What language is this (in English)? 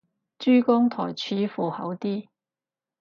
Cantonese